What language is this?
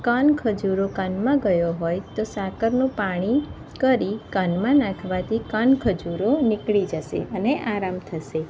Gujarati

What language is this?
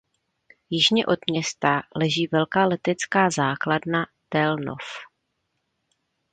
Czech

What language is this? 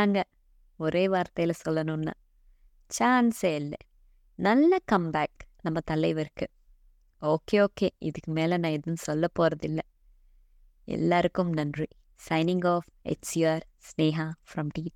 Telugu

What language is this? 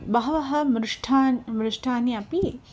Sanskrit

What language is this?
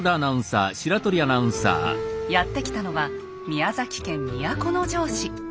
Japanese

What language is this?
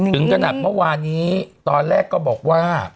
Thai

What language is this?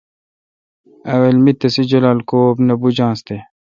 Kalkoti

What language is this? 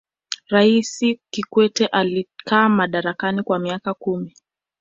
Swahili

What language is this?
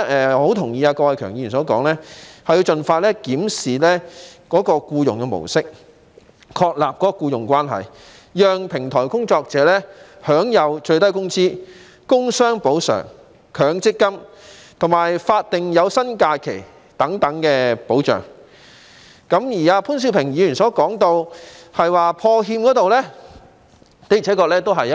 Cantonese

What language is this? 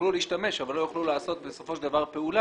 Hebrew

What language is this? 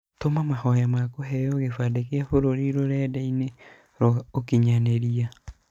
Kikuyu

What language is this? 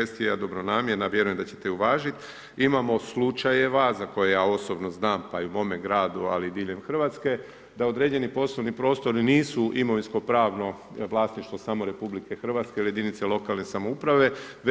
Croatian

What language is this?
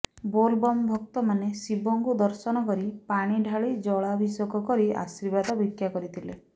Odia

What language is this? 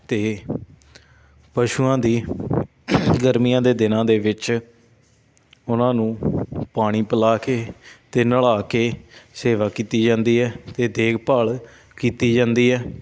Punjabi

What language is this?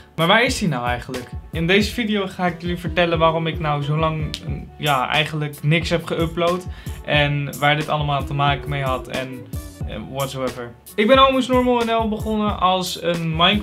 Dutch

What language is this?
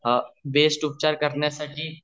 Marathi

